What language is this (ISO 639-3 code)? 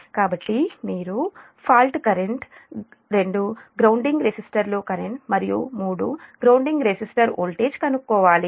tel